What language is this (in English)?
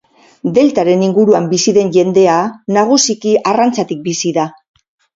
Basque